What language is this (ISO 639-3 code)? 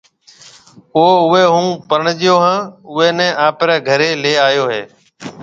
mve